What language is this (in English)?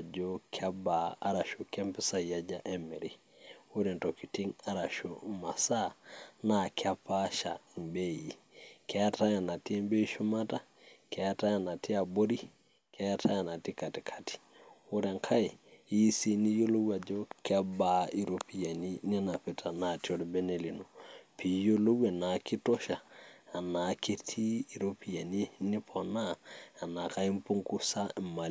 Masai